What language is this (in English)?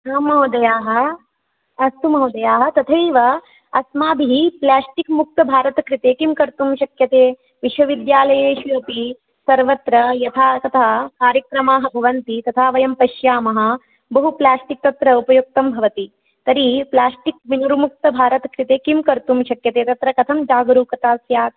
Sanskrit